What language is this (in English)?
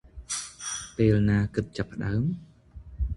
Khmer